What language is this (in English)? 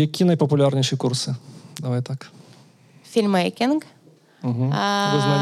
Ukrainian